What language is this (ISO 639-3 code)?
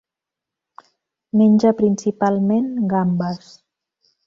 cat